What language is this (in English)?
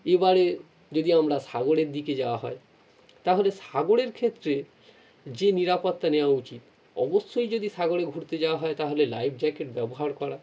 Bangla